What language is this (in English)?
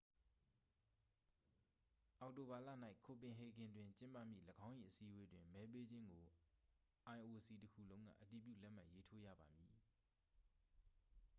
Burmese